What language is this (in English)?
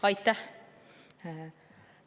Estonian